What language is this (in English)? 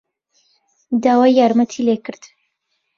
Central Kurdish